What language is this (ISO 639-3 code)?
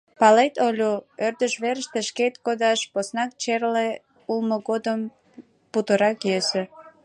chm